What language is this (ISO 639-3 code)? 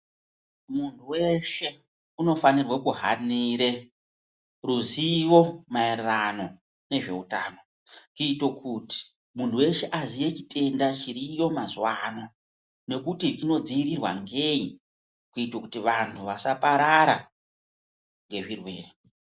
ndc